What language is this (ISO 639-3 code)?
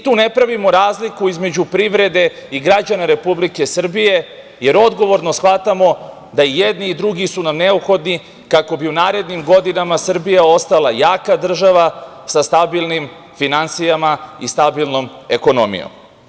srp